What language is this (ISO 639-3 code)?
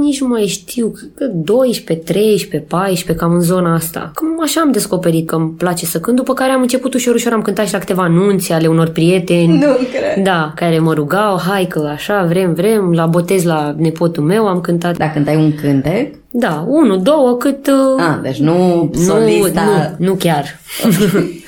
ron